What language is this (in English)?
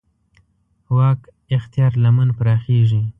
Pashto